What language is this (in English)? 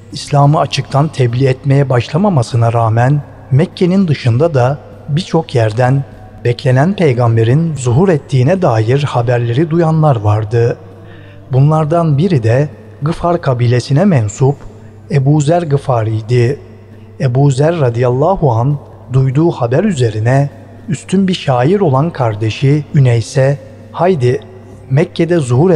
Turkish